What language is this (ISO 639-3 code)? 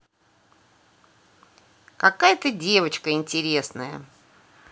rus